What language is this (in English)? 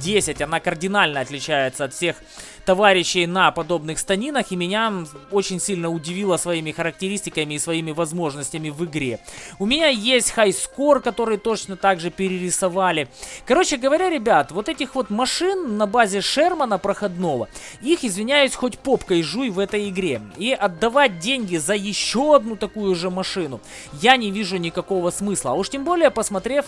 Russian